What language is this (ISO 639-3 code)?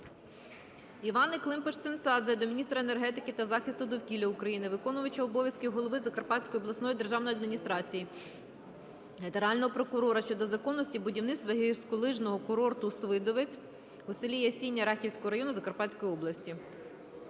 ukr